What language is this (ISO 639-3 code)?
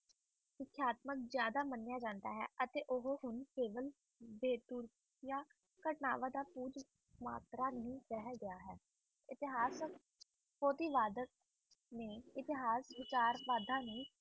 pan